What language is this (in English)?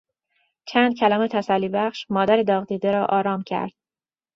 Persian